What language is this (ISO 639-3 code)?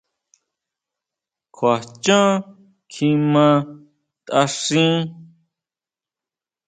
mau